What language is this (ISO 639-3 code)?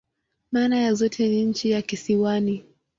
swa